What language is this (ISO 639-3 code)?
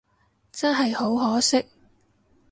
yue